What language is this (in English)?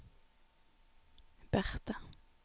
Norwegian